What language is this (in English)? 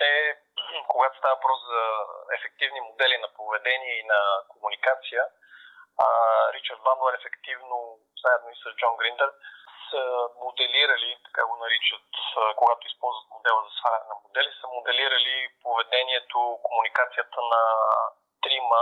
Bulgarian